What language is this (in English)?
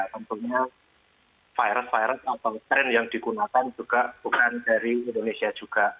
Indonesian